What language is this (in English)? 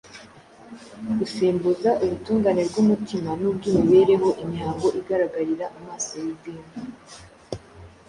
Kinyarwanda